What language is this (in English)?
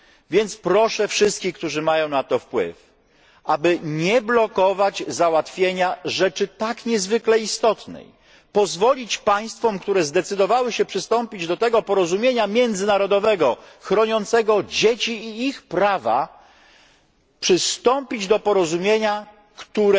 Polish